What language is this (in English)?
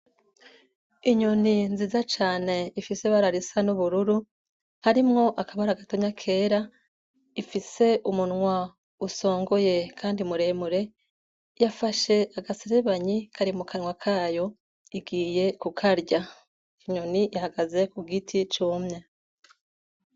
Rundi